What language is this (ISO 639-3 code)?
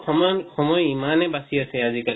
asm